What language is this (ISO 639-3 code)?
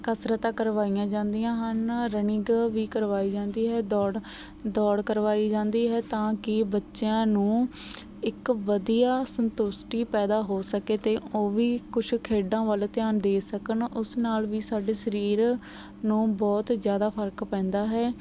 pan